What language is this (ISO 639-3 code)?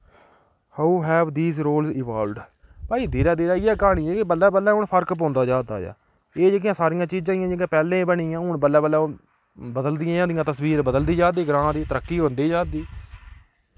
doi